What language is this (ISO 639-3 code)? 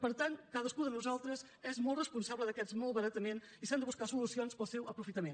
cat